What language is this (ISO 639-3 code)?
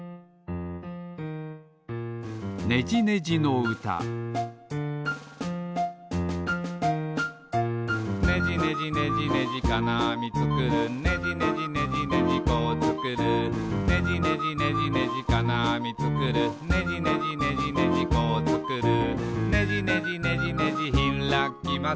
jpn